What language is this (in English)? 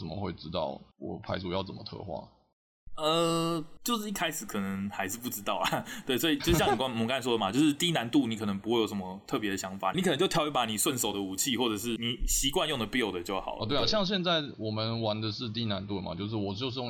Chinese